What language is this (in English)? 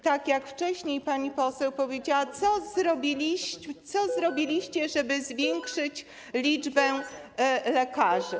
Polish